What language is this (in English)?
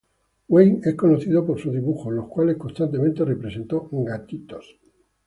Spanish